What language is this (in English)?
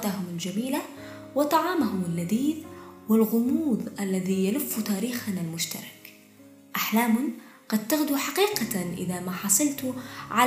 Arabic